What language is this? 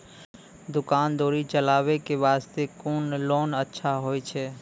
Maithili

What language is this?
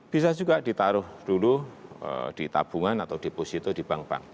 Indonesian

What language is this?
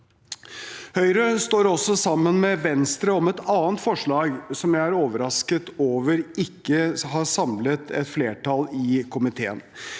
Norwegian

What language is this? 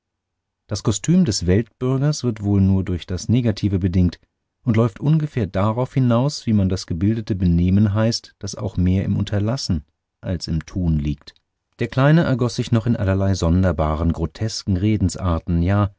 German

